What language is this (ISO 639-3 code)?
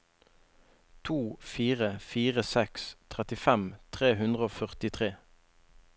nor